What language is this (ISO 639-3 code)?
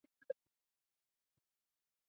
zho